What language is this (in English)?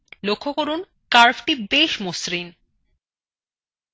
Bangla